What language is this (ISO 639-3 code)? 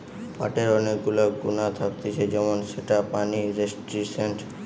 ben